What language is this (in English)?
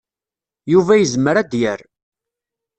Kabyle